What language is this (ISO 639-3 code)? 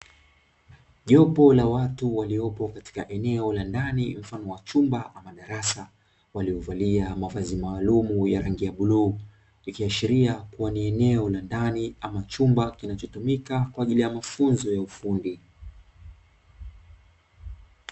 swa